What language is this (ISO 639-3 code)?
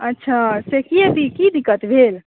mai